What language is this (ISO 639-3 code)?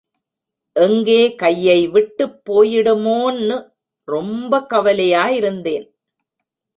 tam